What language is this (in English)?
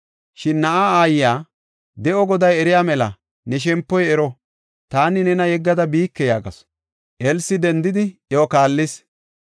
Gofa